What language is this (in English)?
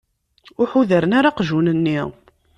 Kabyle